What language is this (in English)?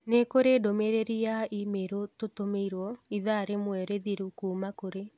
Kikuyu